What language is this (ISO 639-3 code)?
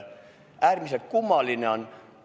est